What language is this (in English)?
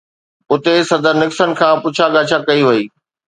Sindhi